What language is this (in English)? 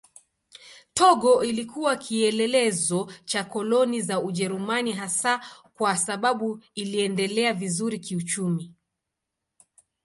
Swahili